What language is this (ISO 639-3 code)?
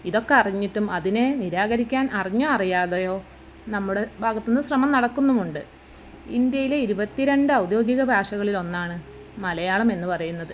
mal